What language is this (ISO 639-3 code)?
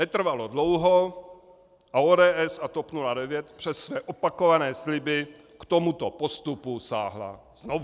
ces